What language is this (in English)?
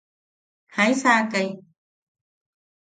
Yaqui